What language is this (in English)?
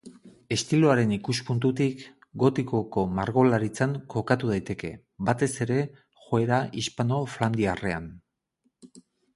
Basque